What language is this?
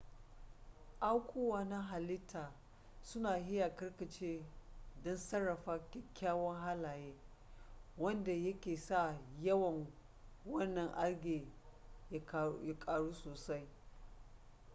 Hausa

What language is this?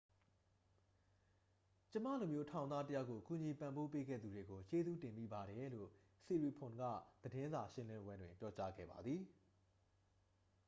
Burmese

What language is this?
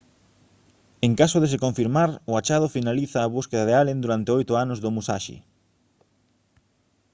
Galician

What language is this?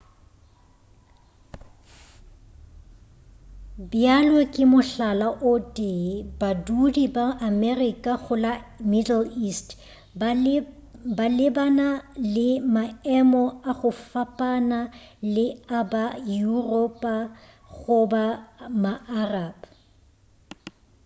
Northern Sotho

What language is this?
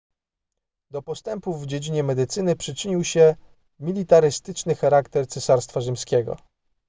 Polish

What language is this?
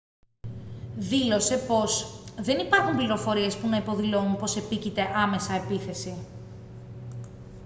Greek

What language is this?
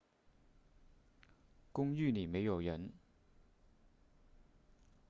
Chinese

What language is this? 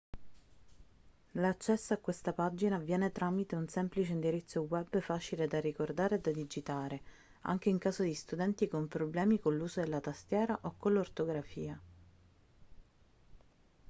Italian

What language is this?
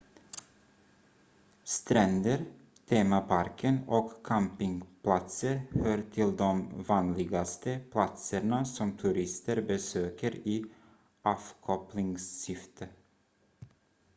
Swedish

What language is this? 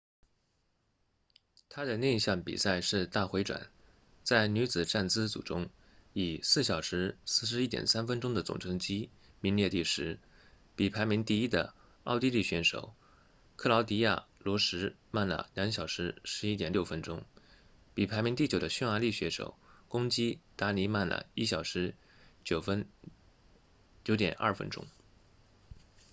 Chinese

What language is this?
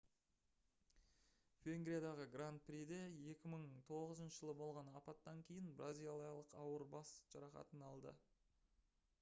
Kazakh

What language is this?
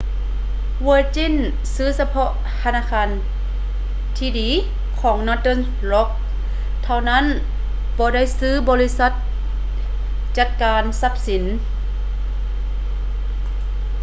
Lao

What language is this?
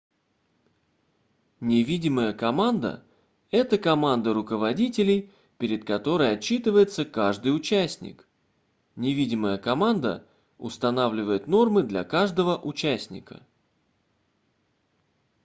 Russian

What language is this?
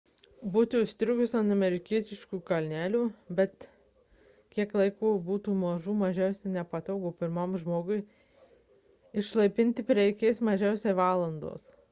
Lithuanian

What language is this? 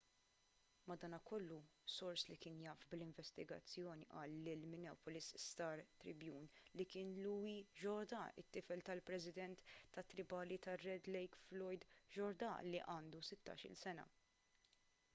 Maltese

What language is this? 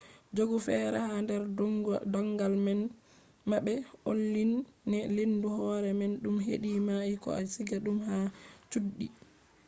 Fula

